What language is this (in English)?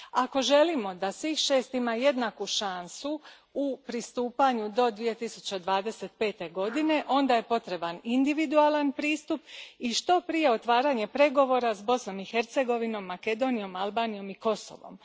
Croatian